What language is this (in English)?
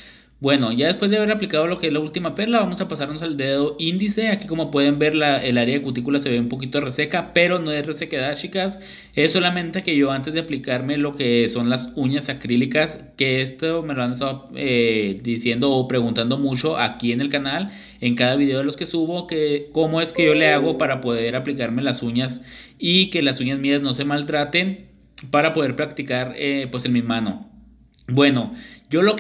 Spanish